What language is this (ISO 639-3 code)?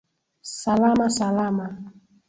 swa